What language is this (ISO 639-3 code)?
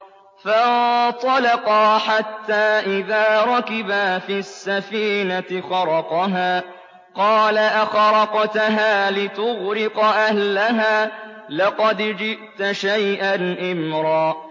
ara